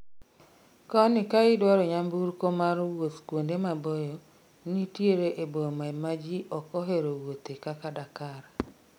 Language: Luo (Kenya and Tanzania)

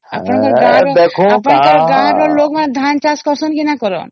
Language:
Odia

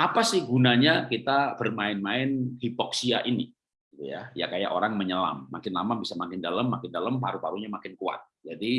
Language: Indonesian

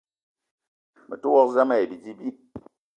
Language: Eton (Cameroon)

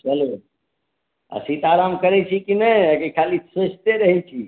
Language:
Maithili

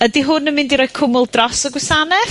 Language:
Welsh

